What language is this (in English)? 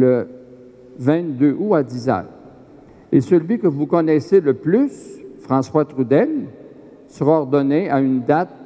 French